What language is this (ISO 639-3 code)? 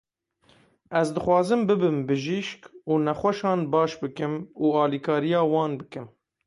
kur